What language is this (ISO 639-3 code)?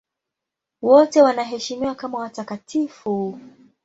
swa